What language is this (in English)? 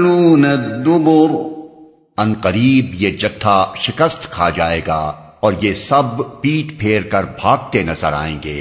Urdu